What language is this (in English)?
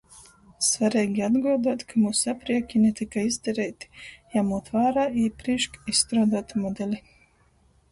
Latgalian